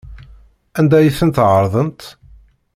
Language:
Kabyle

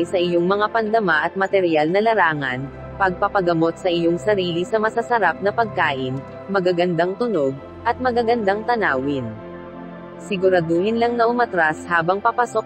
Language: Filipino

